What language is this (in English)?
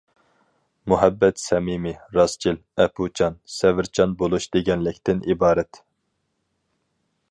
Uyghur